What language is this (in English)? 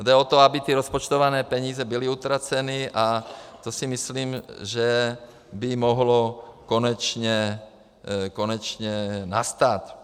Czech